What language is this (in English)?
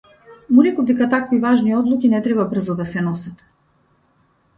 Macedonian